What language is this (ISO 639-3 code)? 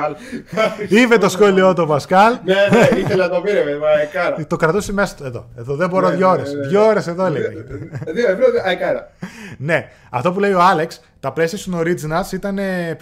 ell